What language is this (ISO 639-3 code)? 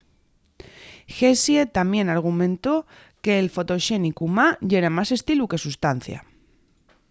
ast